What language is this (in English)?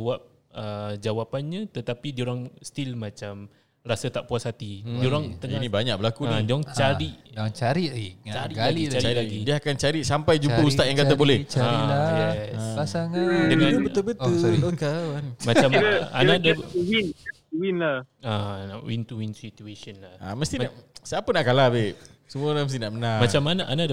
Malay